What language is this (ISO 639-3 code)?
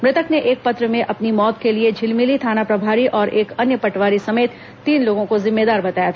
hin